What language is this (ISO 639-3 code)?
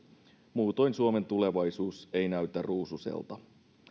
fin